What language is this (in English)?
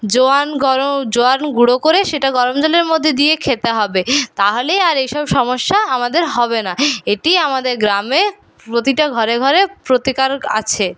Bangla